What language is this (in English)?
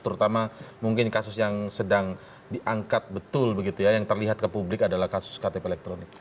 Indonesian